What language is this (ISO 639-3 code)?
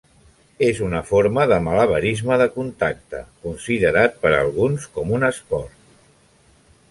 cat